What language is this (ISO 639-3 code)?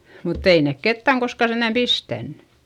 fin